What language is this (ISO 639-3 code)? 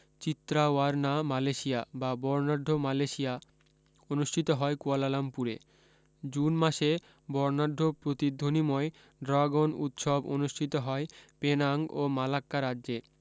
ben